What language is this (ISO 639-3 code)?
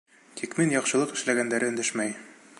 bak